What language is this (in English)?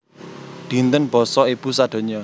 Javanese